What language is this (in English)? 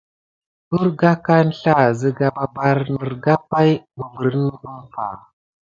Gidar